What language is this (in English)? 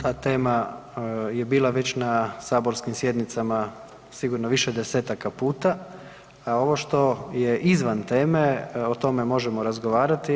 Croatian